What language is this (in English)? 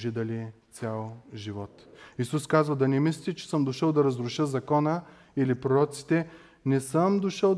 Bulgarian